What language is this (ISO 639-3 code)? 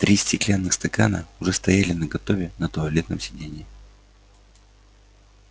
rus